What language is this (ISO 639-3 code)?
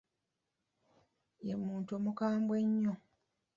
lug